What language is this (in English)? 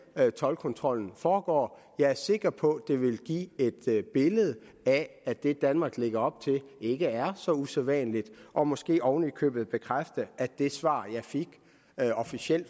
Danish